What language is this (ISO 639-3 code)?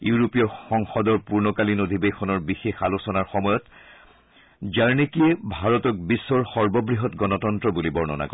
asm